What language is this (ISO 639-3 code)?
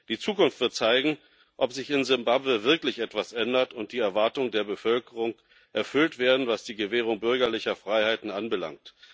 deu